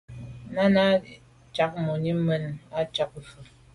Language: Medumba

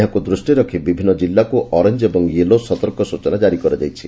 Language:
Odia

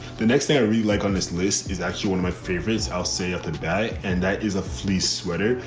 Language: English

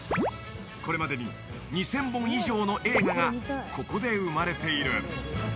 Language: Japanese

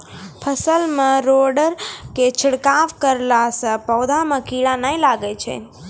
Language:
Maithili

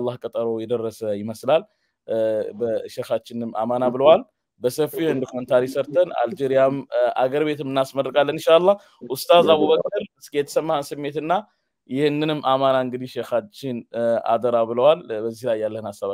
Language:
Arabic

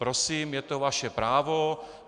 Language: Czech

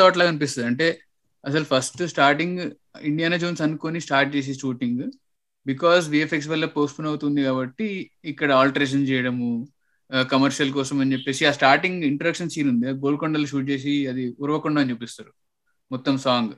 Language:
Telugu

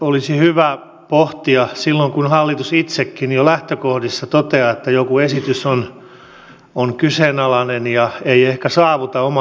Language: Finnish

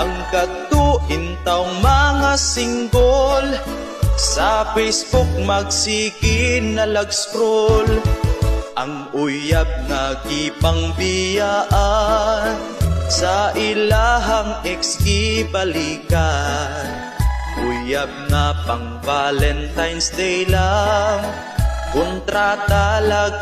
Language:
Indonesian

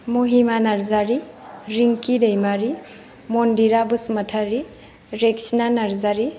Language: Bodo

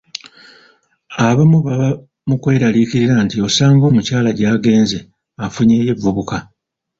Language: Ganda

